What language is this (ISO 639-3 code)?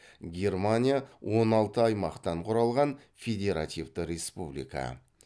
kaz